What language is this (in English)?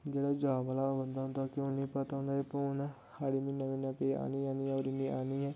Dogri